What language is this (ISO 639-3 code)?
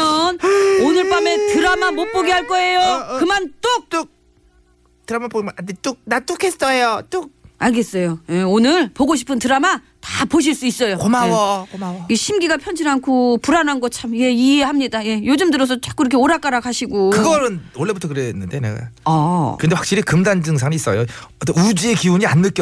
kor